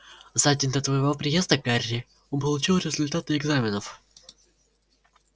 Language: Russian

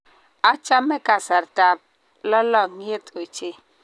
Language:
Kalenjin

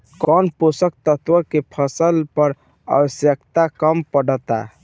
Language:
Bhojpuri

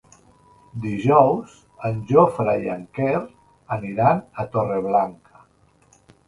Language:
Catalan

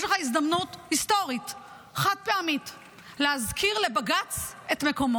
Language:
Hebrew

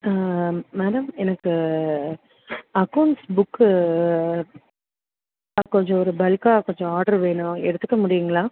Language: Tamil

